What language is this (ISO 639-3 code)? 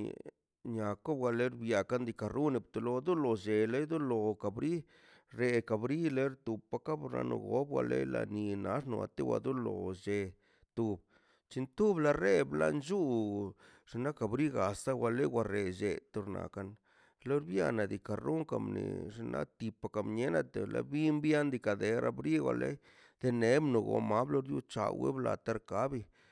zpy